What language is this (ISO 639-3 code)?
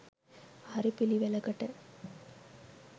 sin